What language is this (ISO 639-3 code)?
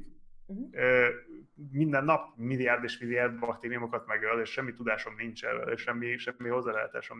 hun